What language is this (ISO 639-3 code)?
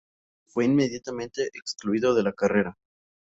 spa